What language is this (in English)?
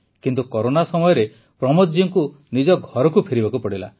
Odia